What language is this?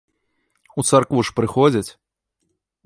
Belarusian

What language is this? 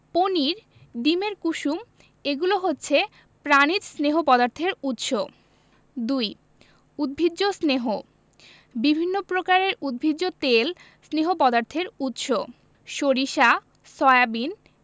Bangla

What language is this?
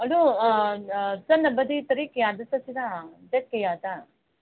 Manipuri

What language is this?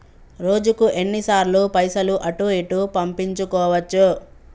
Telugu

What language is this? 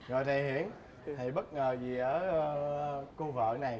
Vietnamese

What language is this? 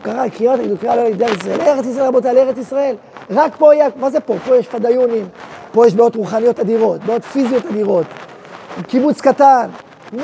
Hebrew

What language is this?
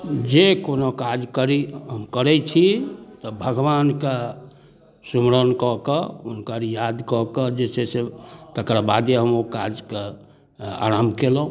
Maithili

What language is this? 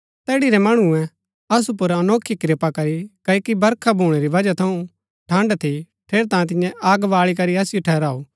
Gaddi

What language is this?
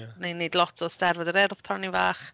Welsh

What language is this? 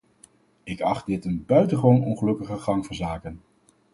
Dutch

